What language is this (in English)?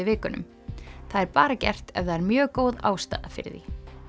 Icelandic